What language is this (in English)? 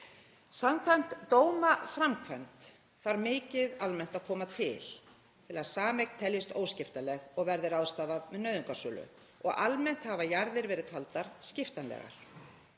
Icelandic